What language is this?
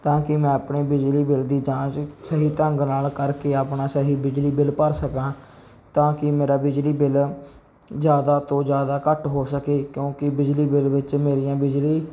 Punjabi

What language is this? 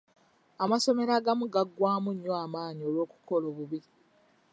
Ganda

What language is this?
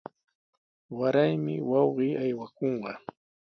Sihuas Ancash Quechua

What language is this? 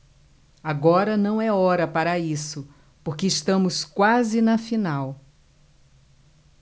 Portuguese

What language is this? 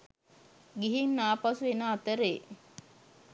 Sinhala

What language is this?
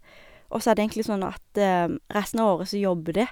Norwegian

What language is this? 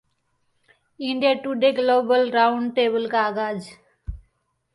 Hindi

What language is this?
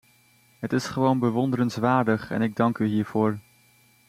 Dutch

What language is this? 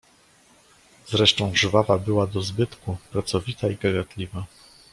Polish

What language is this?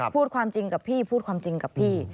Thai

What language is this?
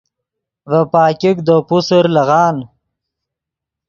Yidgha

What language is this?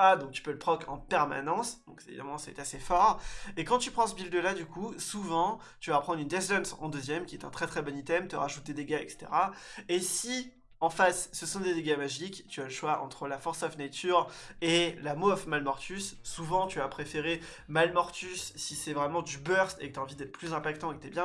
French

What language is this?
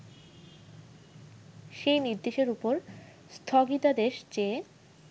Bangla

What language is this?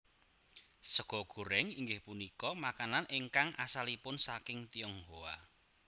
Javanese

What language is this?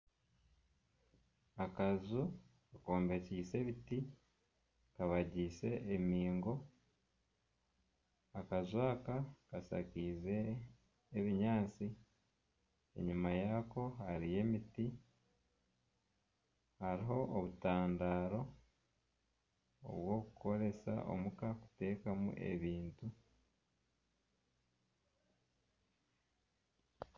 Nyankole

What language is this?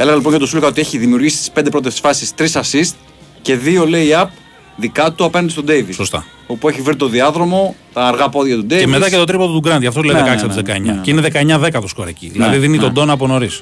Greek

